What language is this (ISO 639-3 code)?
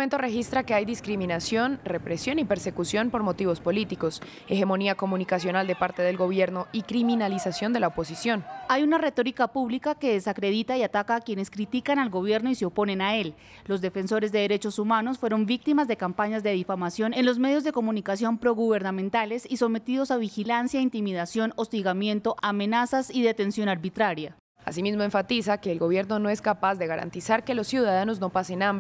spa